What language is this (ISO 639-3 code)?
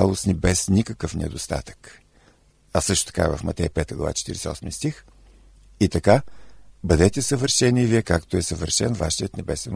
bul